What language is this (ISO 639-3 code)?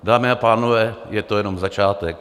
ces